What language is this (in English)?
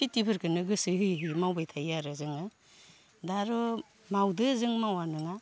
Bodo